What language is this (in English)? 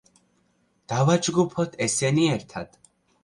Georgian